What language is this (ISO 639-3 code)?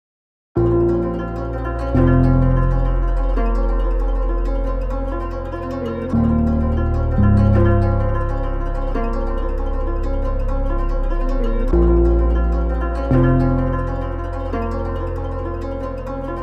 eng